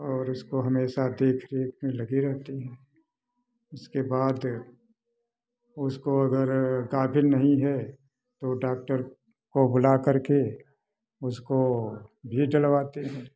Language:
Hindi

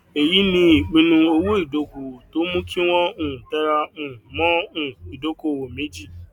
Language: Yoruba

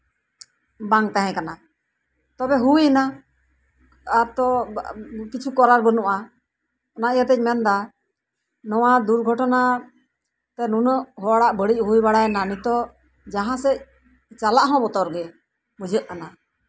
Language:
Santali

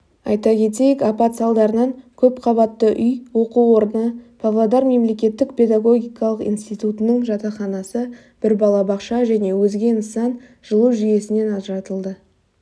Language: Kazakh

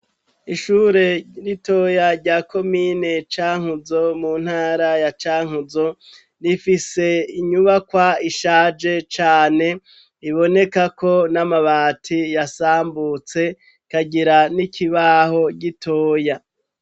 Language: Rundi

